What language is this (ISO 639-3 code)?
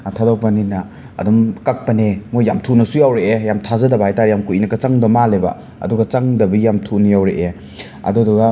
mni